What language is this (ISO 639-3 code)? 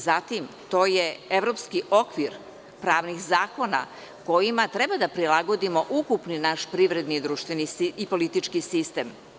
srp